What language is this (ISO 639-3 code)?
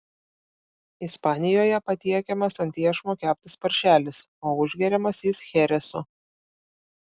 lit